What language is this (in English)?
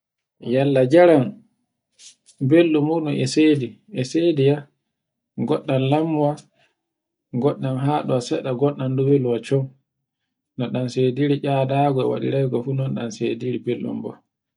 Borgu Fulfulde